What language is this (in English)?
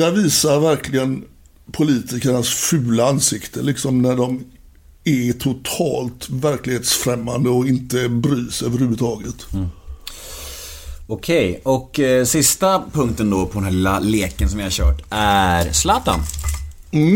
Swedish